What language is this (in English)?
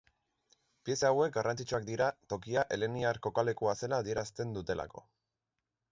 Basque